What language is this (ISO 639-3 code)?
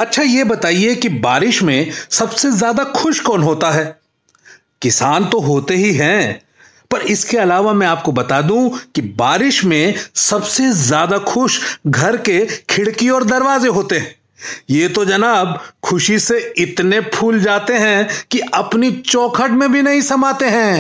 hin